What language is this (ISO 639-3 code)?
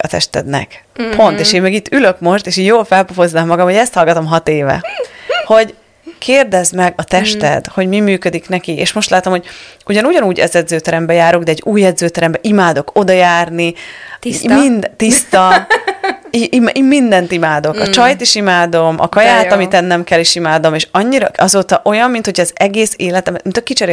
hun